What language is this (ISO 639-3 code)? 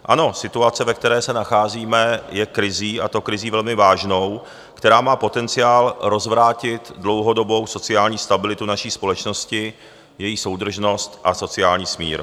ces